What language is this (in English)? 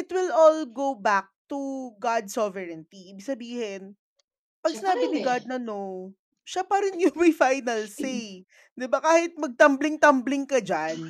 Filipino